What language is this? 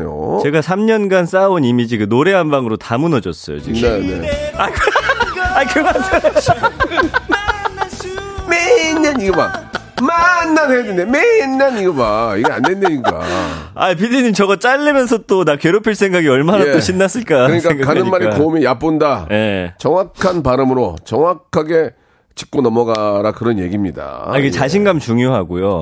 Korean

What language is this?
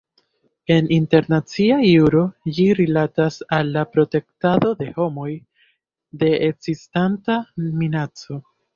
Esperanto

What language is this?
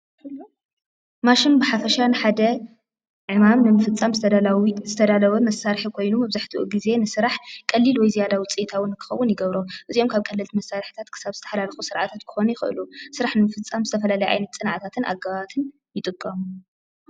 Tigrinya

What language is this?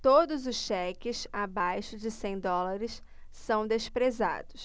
Portuguese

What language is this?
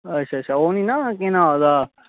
Dogri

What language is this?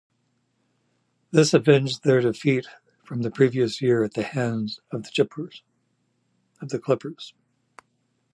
English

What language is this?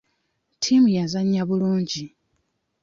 Ganda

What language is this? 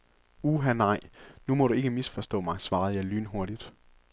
Danish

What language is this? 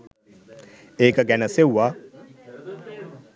Sinhala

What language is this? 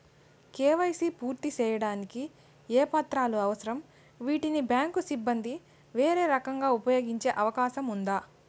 Telugu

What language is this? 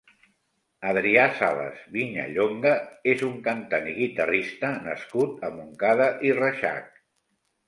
Catalan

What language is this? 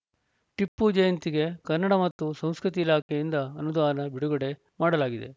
Kannada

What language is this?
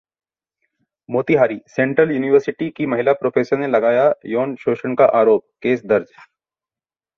Hindi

